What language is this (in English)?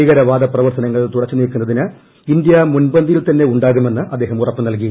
Malayalam